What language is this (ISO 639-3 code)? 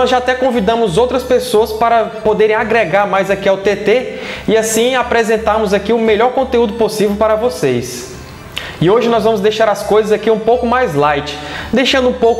por